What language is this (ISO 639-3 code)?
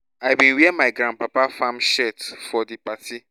pcm